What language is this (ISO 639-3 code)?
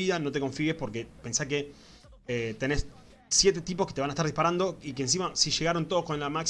spa